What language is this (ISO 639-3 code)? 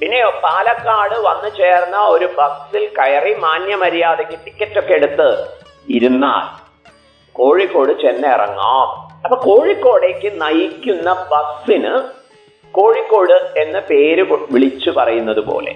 mal